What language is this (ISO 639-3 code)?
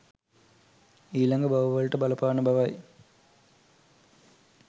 sin